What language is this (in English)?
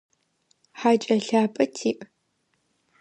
Adyghe